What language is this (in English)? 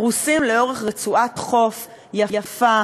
Hebrew